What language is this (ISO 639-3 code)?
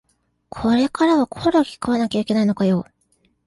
jpn